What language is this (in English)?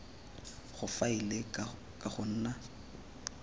Tswana